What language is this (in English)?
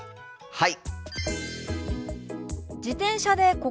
Japanese